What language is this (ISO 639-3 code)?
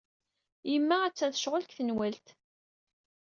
kab